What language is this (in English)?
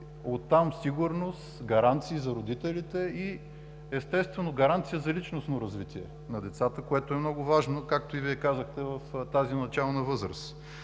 Bulgarian